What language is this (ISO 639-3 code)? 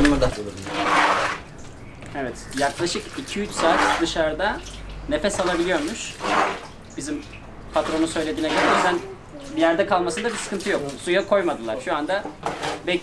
tur